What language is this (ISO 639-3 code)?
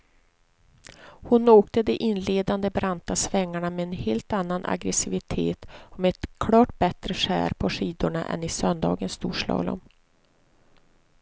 swe